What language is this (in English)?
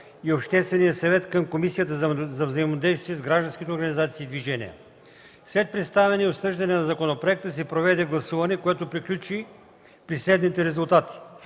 Bulgarian